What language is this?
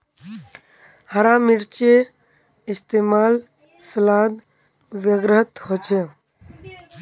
Magahi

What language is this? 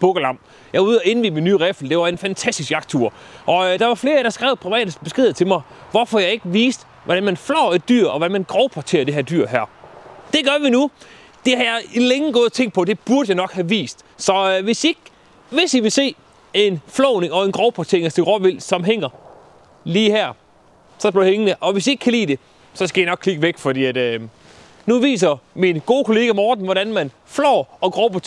Danish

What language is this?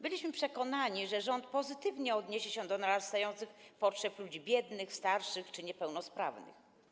Polish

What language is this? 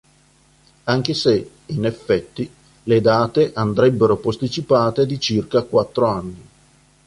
Italian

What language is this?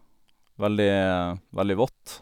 Norwegian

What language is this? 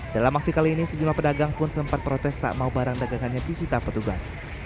Indonesian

